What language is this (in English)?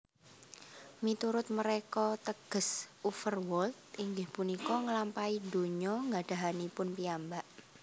Javanese